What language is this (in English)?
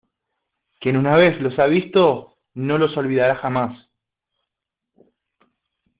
Spanish